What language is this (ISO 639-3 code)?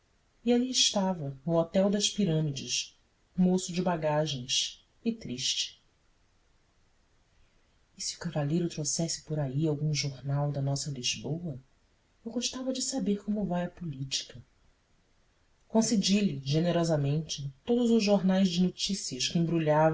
por